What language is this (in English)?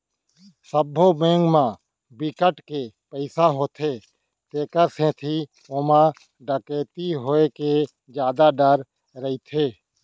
Chhattisgarhi